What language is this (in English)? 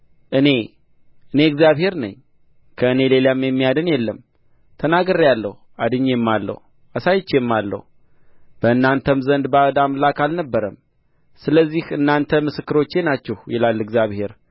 Amharic